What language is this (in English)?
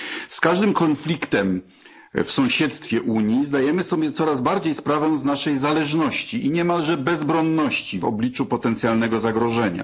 Polish